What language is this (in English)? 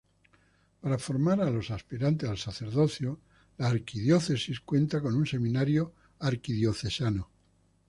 Spanish